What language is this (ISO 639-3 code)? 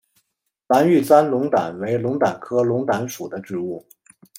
zho